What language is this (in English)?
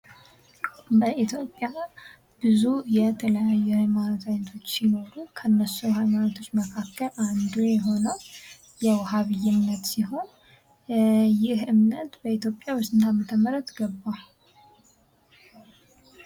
Amharic